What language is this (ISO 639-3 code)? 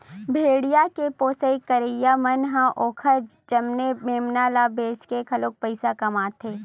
hne